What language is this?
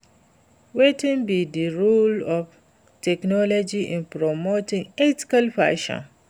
Nigerian Pidgin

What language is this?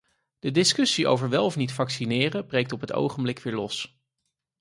Dutch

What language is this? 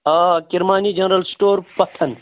Kashmiri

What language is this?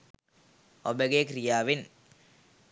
Sinhala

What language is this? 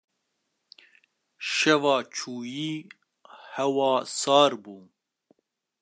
Kurdish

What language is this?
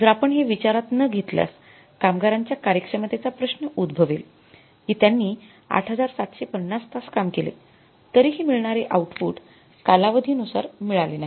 Marathi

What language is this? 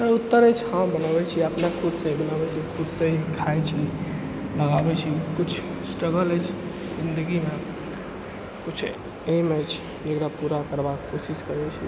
Maithili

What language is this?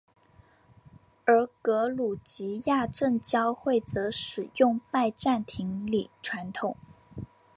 Chinese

